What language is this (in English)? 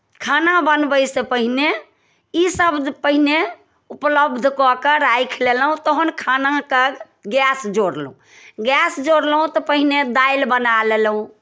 Maithili